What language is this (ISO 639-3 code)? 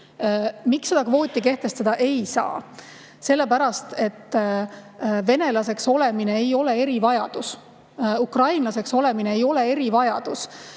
est